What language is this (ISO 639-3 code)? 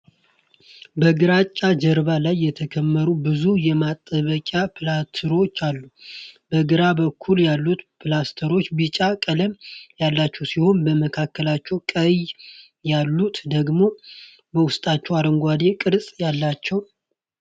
amh